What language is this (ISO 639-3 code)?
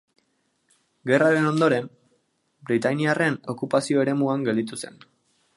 eus